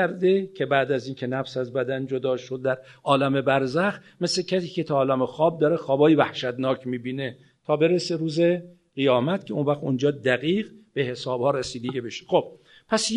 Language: Persian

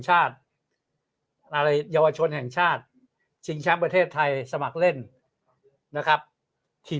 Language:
Thai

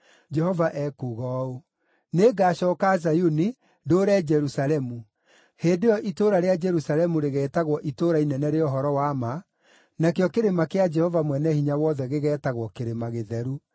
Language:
Kikuyu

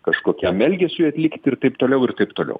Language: Lithuanian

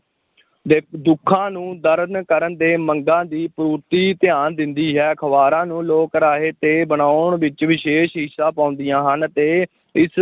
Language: Punjabi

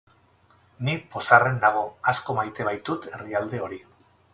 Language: Basque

